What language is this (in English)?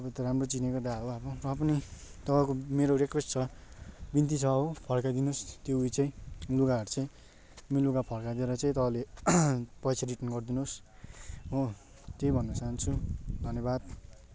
Nepali